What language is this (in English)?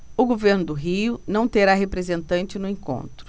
Portuguese